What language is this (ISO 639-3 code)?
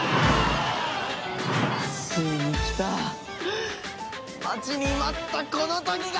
jpn